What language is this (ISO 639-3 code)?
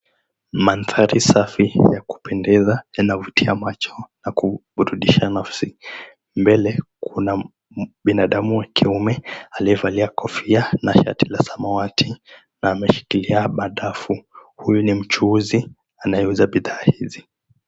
swa